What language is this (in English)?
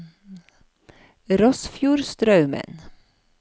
Norwegian